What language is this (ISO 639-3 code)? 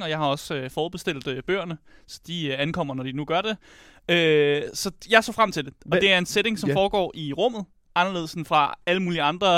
dan